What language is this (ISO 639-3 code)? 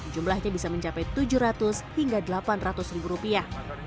ind